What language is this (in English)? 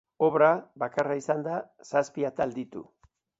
Basque